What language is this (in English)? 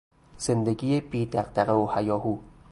Persian